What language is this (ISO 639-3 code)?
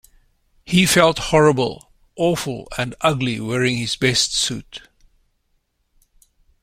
eng